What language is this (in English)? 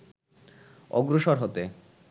Bangla